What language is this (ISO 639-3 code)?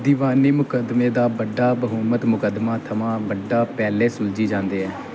doi